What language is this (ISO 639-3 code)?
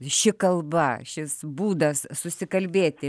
lit